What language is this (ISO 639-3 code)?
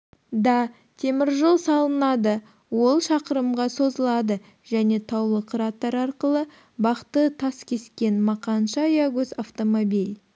kaz